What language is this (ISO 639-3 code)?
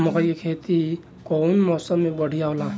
bho